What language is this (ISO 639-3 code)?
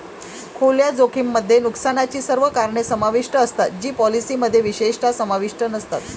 mar